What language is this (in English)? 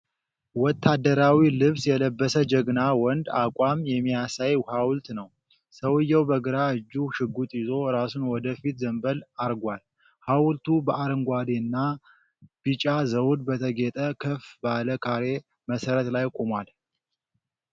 Amharic